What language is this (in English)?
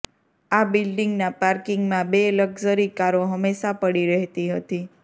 Gujarati